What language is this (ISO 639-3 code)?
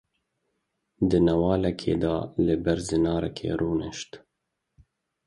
kur